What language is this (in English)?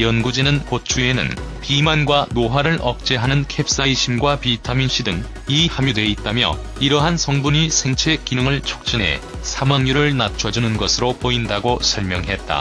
Korean